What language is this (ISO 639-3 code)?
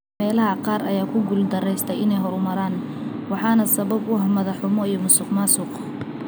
som